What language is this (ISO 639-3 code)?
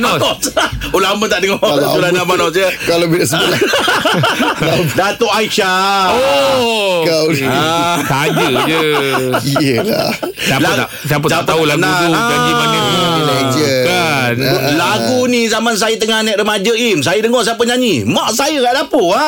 msa